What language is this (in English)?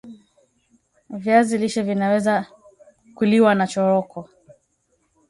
Swahili